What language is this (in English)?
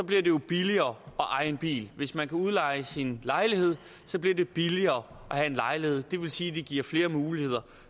Danish